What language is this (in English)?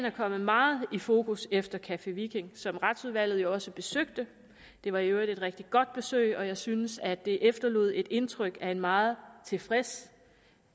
Danish